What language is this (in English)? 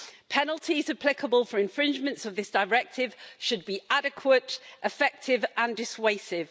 English